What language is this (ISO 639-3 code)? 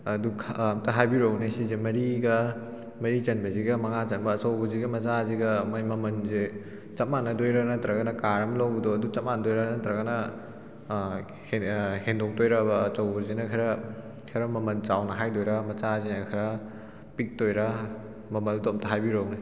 mni